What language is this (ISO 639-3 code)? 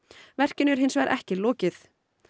isl